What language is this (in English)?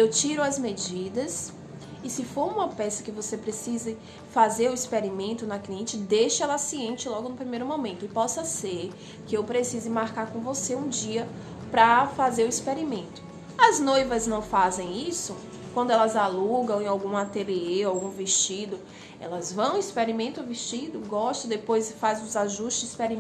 Portuguese